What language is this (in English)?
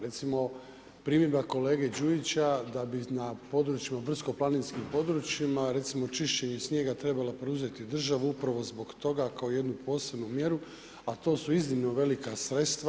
Croatian